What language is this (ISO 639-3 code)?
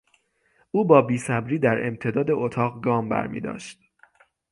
fas